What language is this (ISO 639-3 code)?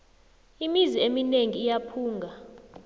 nbl